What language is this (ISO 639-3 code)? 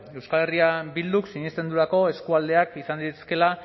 eus